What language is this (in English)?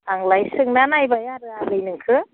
Bodo